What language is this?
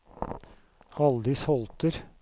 Norwegian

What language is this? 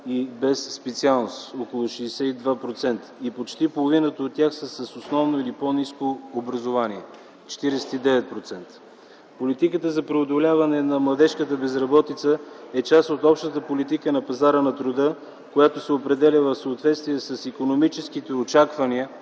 Bulgarian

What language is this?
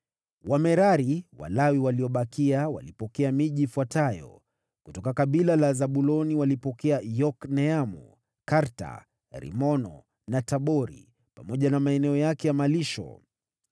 Swahili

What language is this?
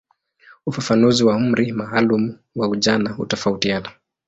Swahili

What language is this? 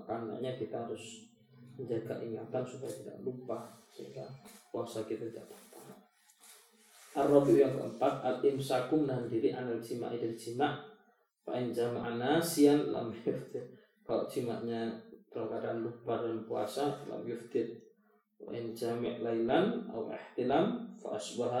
Malay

